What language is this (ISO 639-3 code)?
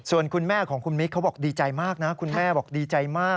tha